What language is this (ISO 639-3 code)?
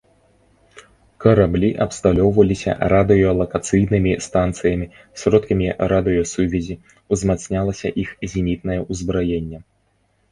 bel